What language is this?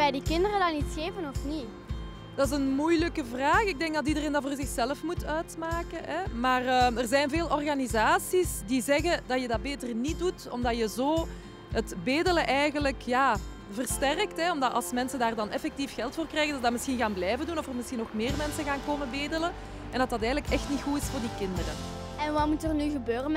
Dutch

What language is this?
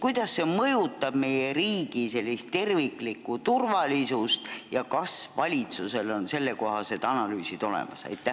Estonian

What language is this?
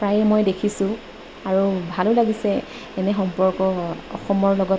Assamese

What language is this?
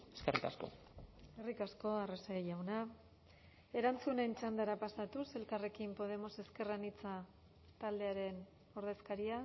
Basque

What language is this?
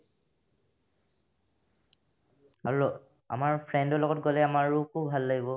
Assamese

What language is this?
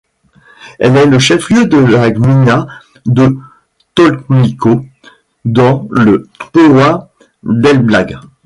French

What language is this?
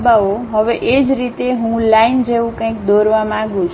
Gujarati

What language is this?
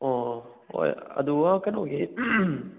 Manipuri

